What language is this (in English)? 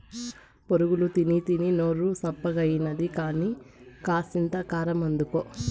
Telugu